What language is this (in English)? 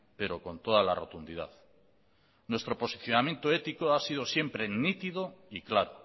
Spanish